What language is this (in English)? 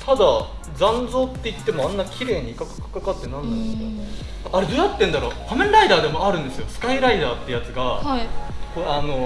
Japanese